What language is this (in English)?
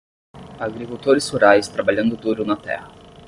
Portuguese